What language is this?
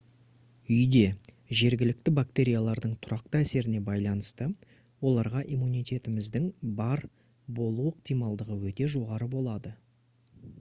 Kazakh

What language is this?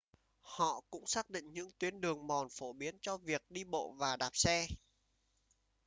Vietnamese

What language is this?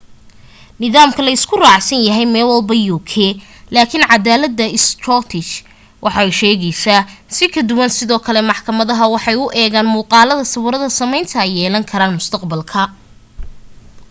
Somali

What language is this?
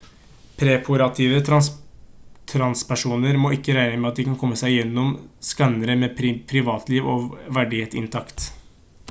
Norwegian Bokmål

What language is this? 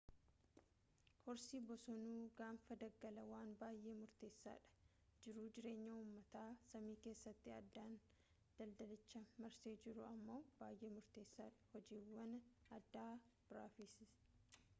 Oromo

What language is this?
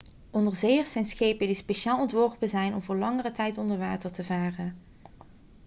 Dutch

